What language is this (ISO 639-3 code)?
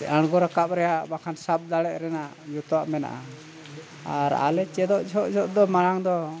sat